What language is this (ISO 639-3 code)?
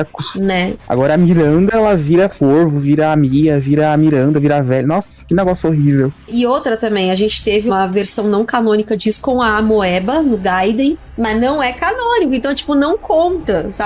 por